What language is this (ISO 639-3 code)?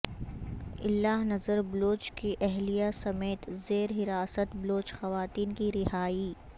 urd